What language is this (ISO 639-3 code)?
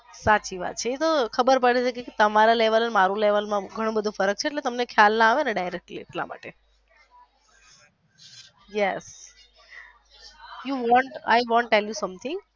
guj